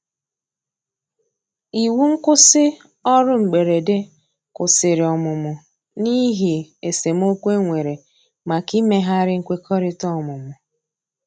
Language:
Igbo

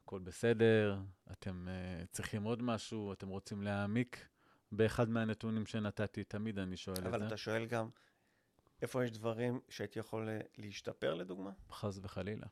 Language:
Hebrew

